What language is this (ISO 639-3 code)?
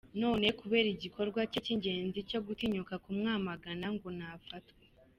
kin